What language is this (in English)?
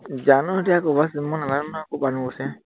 Assamese